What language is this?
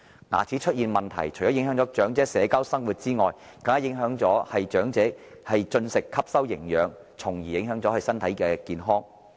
Cantonese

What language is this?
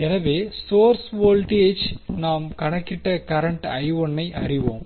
Tamil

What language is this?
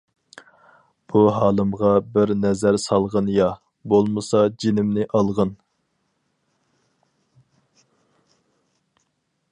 Uyghur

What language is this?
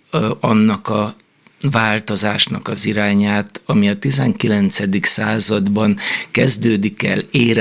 Hungarian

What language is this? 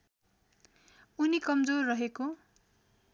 Nepali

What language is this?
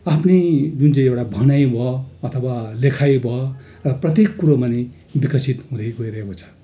Nepali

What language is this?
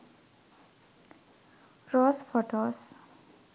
Sinhala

